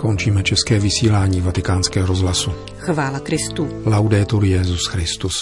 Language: Czech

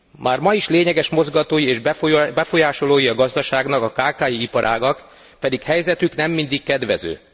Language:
Hungarian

